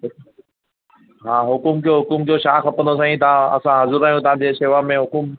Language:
Sindhi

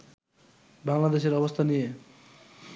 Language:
Bangla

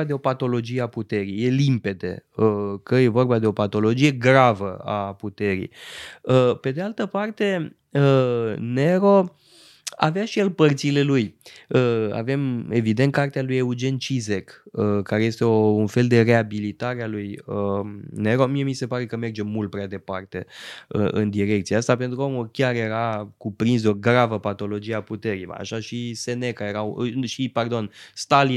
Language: Romanian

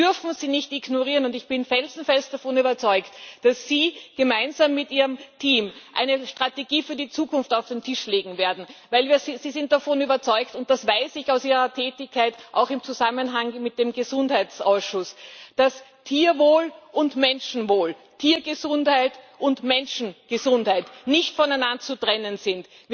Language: German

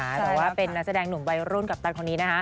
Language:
Thai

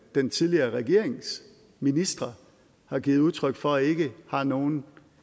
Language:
Danish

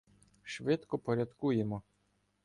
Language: Ukrainian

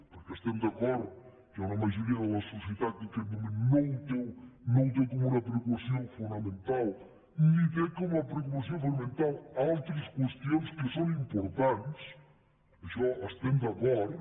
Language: Catalan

